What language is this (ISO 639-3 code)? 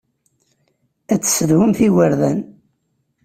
kab